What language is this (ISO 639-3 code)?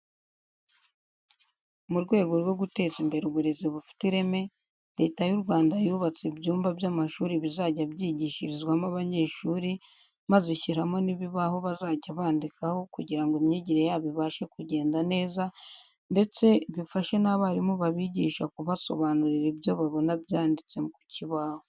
kin